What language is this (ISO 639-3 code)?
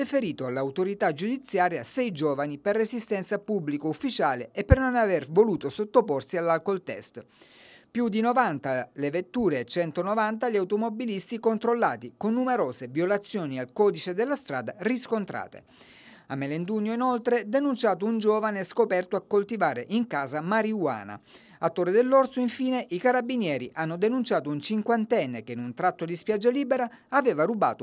ita